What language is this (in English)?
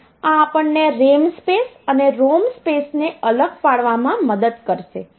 Gujarati